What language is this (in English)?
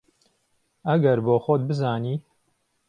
Central Kurdish